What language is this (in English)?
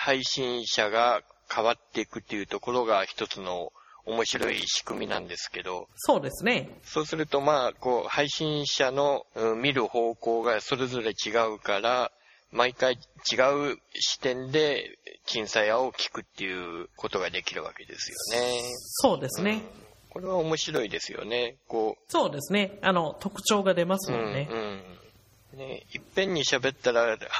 Japanese